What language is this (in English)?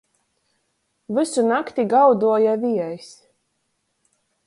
Latgalian